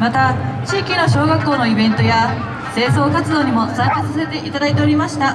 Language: Japanese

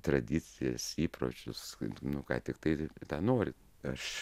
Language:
Lithuanian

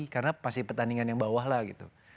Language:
Indonesian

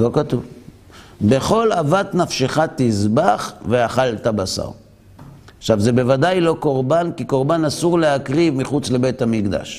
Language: Hebrew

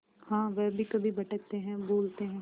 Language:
Hindi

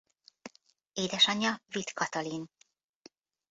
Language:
Hungarian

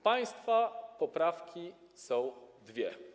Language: Polish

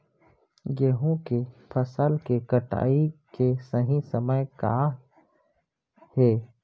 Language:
Chhattisgarhi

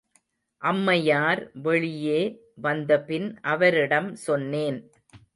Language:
Tamil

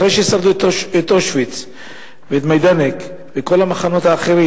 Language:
Hebrew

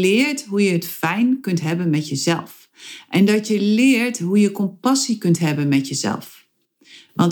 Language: Dutch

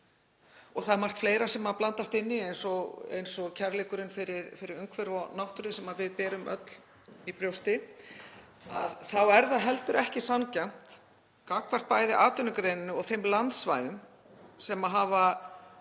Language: Icelandic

